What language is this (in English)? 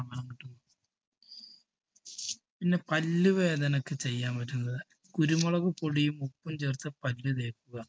Malayalam